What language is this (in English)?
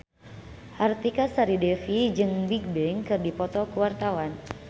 Sundanese